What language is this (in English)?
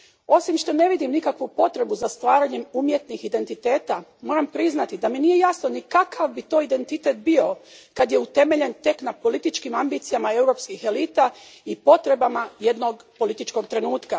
Croatian